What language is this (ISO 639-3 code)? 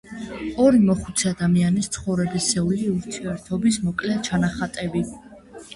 kat